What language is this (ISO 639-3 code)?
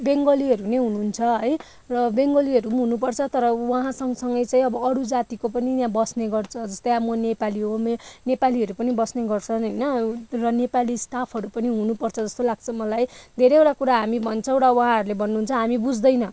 nep